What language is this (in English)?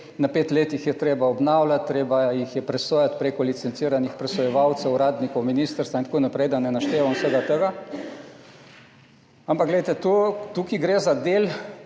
Slovenian